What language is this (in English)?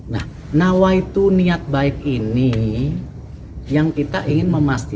Indonesian